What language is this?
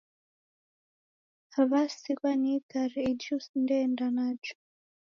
Taita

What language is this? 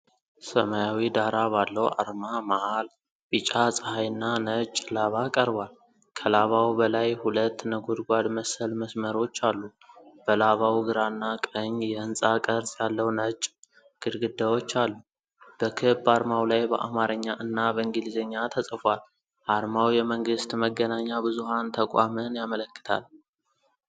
Amharic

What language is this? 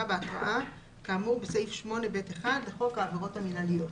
Hebrew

